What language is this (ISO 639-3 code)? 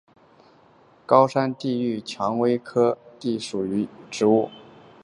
zho